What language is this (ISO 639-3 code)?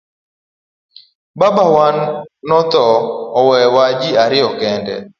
luo